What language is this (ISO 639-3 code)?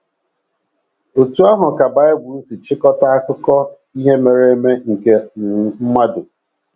ibo